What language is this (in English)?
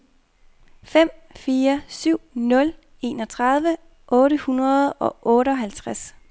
Danish